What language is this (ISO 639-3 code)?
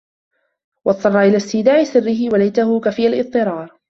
ara